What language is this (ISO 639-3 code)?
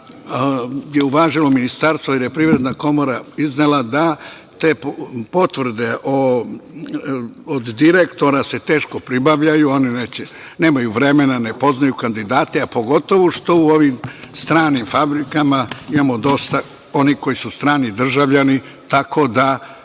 srp